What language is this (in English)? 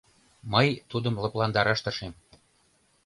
Mari